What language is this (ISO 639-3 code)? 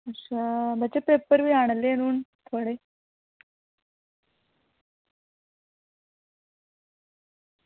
doi